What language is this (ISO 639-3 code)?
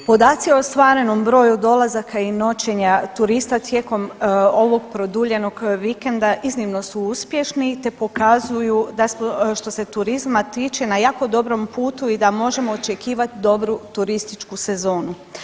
hrv